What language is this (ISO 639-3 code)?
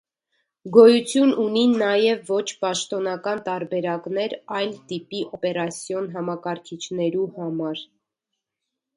hye